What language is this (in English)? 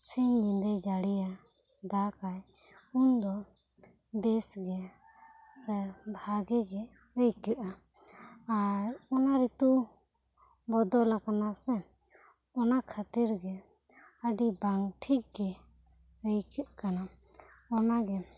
Santali